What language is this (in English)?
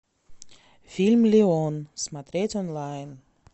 Russian